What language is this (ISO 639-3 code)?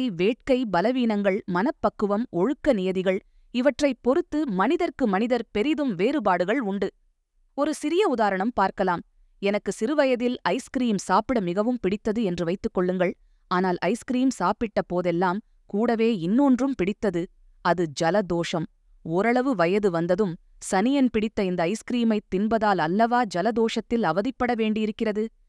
tam